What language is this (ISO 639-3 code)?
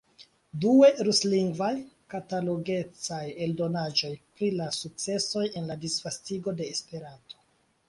epo